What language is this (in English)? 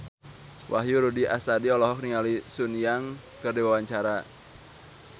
Sundanese